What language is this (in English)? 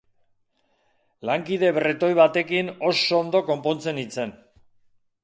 Basque